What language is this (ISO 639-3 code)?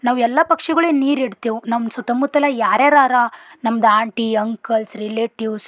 kan